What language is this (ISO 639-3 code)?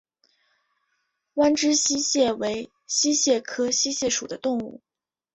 zho